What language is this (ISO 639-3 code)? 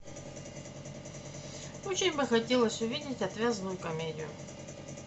rus